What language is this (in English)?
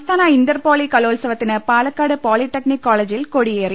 Malayalam